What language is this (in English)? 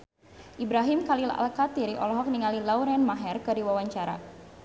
Sundanese